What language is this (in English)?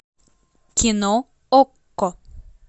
Russian